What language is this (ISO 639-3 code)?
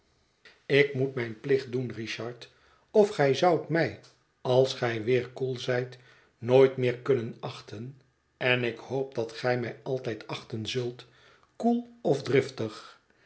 nld